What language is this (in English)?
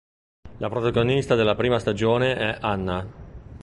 Italian